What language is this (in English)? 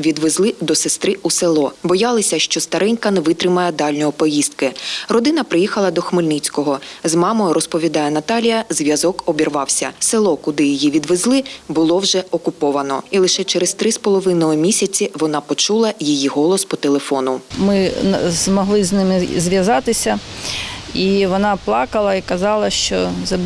Ukrainian